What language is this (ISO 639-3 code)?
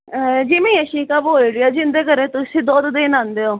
pan